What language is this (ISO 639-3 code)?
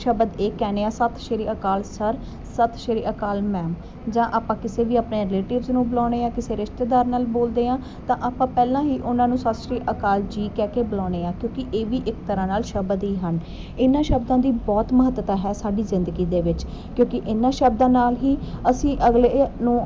pan